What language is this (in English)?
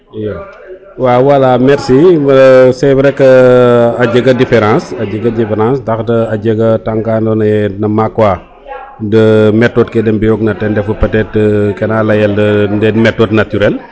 Serer